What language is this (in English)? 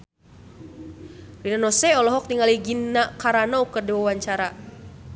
Sundanese